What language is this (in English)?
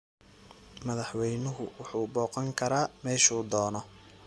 Somali